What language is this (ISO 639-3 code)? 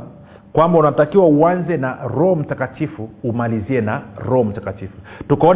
swa